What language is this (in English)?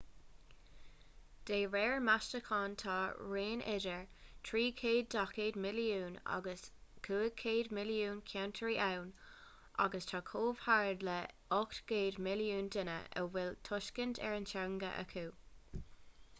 Irish